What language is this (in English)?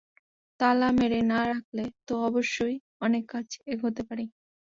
Bangla